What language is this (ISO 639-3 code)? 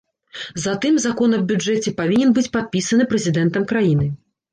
bel